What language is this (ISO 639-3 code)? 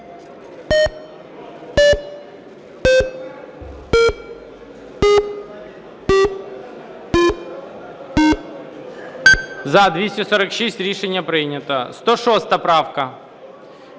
ukr